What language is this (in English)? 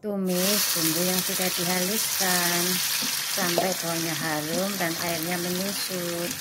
Indonesian